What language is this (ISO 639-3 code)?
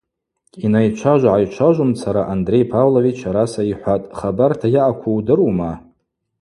abq